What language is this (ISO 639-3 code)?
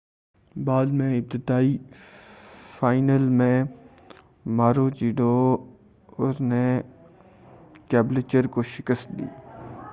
urd